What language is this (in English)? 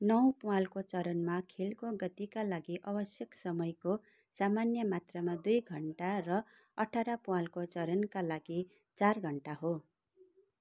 Nepali